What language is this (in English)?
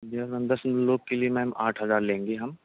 Urdu